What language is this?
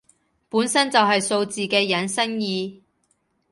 Cantonese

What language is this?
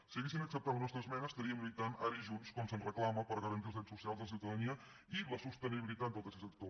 Catalan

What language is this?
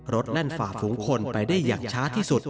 Thai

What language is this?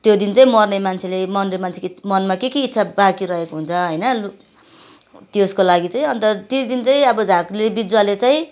Nepali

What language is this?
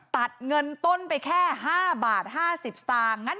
Thai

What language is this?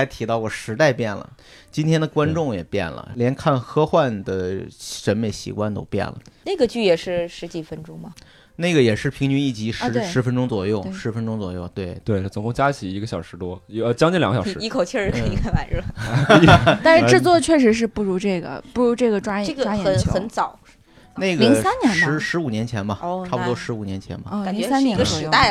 Chinese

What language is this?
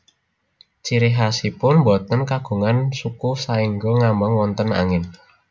Javanese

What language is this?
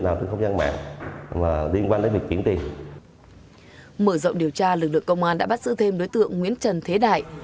Vietnamese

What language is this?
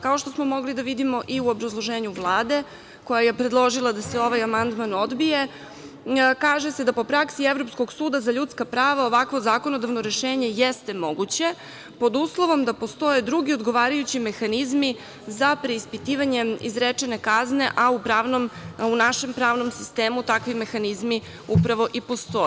Serbian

